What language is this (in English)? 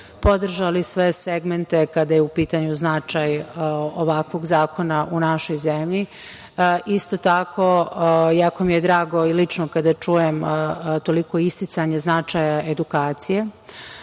Serbian